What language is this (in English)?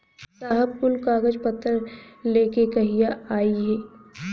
Bhojpuri